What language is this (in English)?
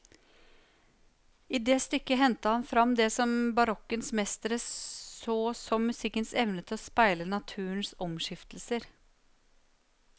Norwegian